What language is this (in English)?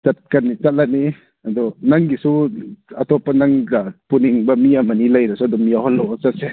Manipuri